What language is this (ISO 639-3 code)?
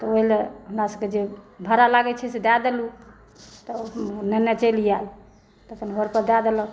mai